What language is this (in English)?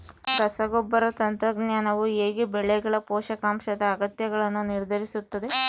Kannada